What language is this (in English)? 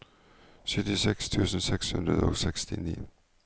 Norwegian